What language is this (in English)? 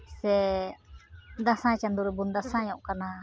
Santali